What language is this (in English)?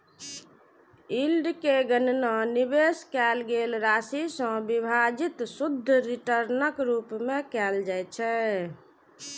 Maithili